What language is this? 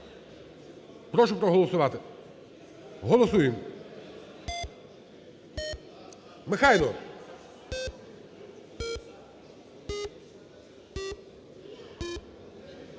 Ukrainian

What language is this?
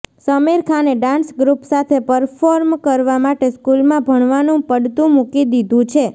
Gujarati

